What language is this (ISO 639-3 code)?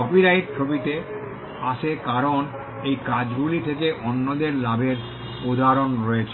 ben